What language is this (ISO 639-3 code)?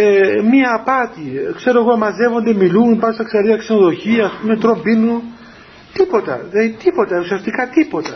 ell